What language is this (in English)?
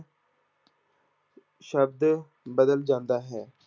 Punjabi